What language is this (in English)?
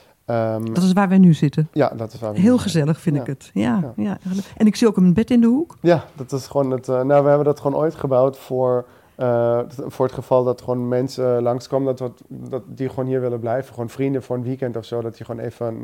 Dutch